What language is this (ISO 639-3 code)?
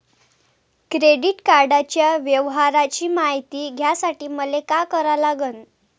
mar